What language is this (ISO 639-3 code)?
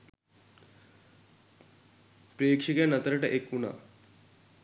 sin